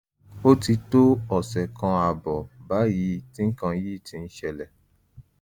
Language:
Yoruba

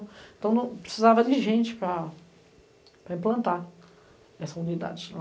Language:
Portuguese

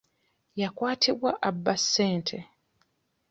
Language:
Ganda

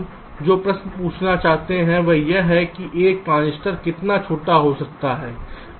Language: Hindi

